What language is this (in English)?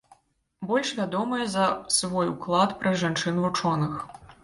Belarusian